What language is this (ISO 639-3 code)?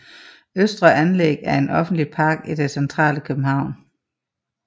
dan